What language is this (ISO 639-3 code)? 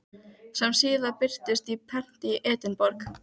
isl